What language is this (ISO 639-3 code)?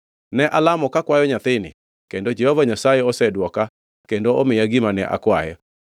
luo